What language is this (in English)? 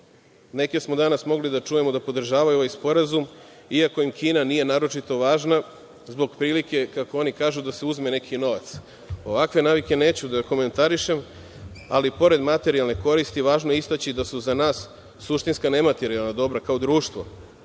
Serbian